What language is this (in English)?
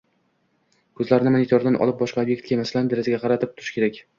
Uzbek